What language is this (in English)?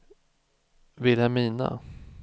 Swedish